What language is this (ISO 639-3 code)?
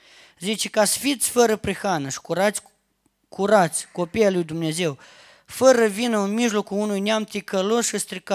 ron